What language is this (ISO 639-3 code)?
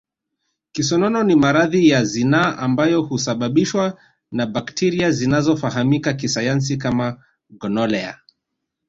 swa